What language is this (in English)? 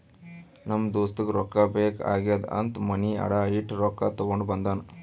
Kannada